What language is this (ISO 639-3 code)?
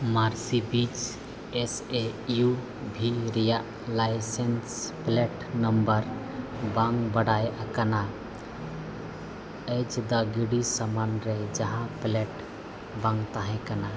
sat